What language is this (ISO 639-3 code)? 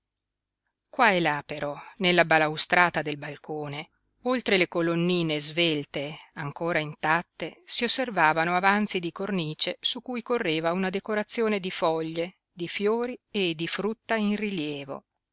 ita